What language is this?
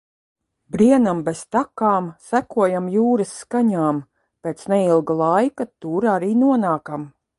Latvian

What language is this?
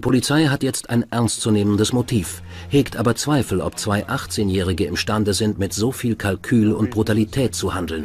German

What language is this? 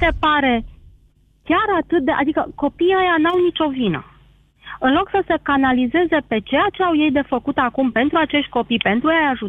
Romanian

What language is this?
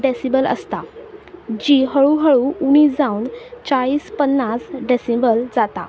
Konkani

